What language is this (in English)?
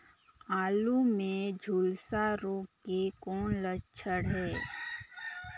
Chhattisgarhi